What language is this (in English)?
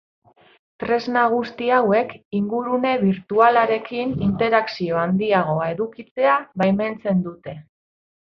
Basque